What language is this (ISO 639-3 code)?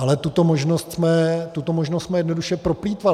ces